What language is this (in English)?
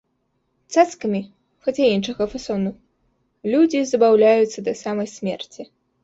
Belarusian